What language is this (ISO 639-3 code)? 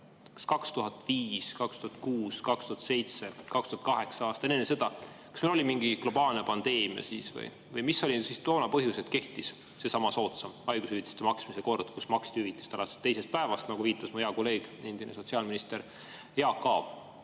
est